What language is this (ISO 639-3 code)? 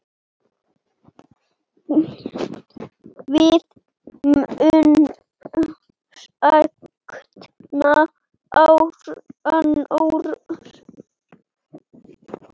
isl